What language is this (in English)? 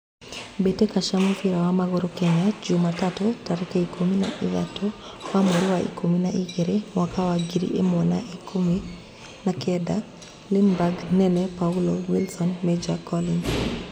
Kikuyu